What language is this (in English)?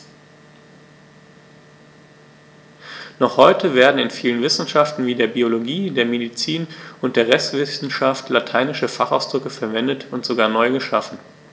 German